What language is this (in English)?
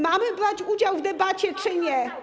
Polish